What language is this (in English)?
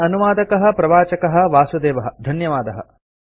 Sanskrit